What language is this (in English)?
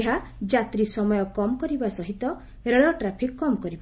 Odia